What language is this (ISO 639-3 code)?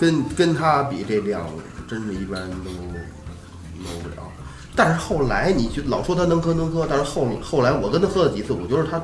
zho